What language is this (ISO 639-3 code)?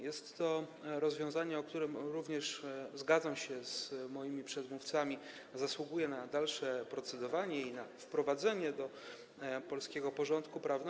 pol